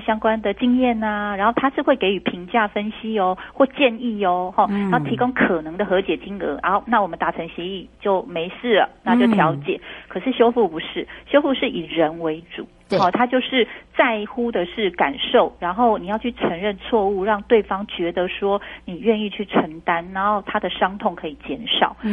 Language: Chinese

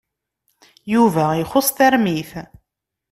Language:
Kabyle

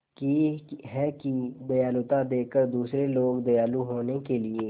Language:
Hindi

